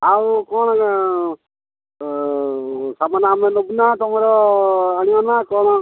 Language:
Odia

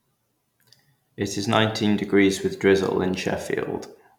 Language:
English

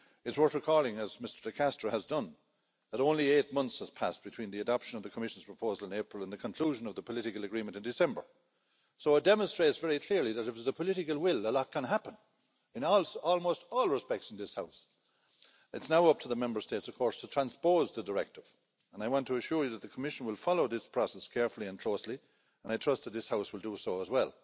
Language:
English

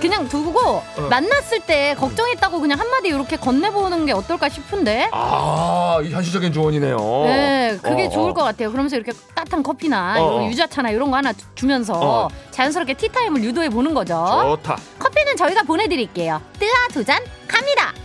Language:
Korean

